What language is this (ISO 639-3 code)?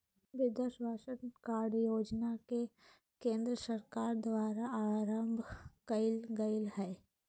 mag